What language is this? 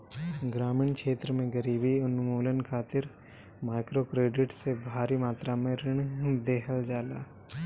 Bhojpuri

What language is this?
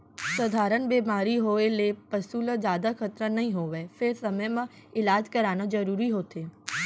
Chhattisgarhi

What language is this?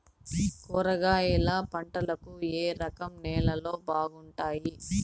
Telugu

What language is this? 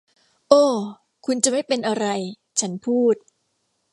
Thai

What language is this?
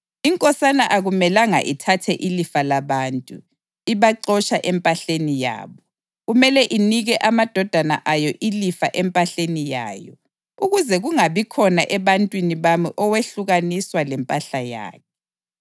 North Ndebele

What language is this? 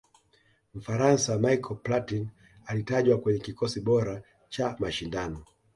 Swahili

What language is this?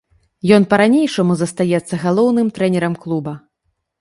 Belarusian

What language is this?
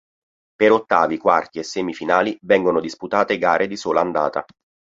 Italian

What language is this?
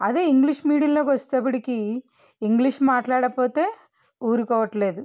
Telugu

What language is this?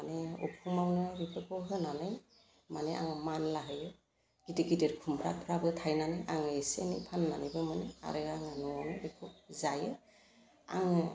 Bodo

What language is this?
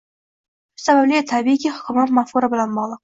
Uzbek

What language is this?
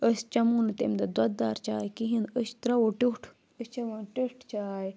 Kashmiri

